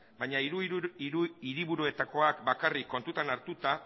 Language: Basque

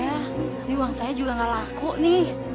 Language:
Indonesian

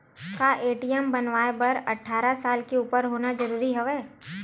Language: Chhattisgarhi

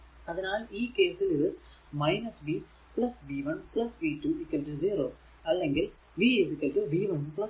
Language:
Malayalam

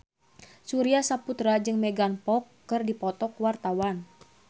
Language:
Sundanese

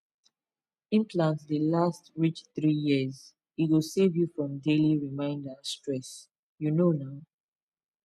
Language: Nigerian Pidgin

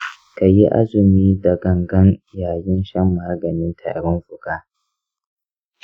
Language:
Hausa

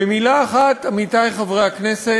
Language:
Hebrew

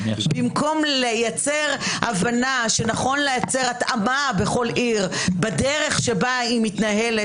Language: Hebrew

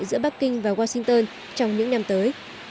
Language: Vietnamese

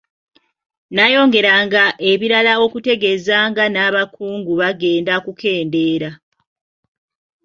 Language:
Ganda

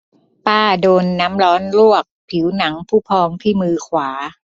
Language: Thai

